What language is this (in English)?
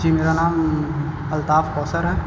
Urdu